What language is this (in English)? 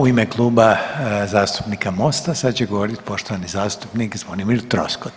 Croatian